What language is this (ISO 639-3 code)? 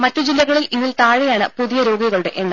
mal